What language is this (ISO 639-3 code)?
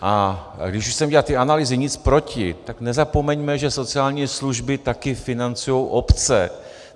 ces